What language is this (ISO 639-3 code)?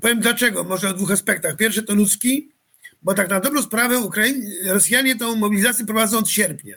pol